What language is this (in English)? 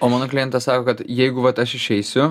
Lithuanian